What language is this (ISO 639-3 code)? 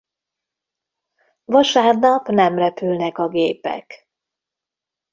hun